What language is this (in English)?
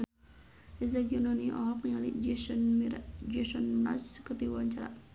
Sundanese